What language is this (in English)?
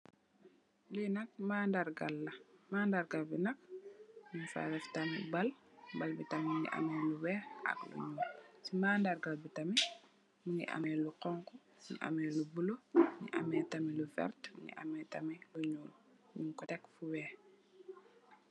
Wolof